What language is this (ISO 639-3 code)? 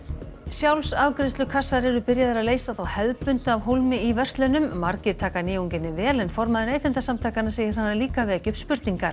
isl